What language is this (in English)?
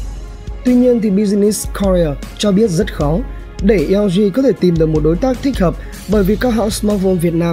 Vietnamese